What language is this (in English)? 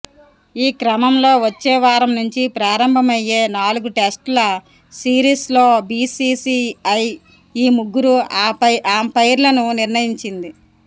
Telugu